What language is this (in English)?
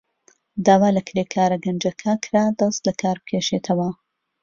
Central Kurdish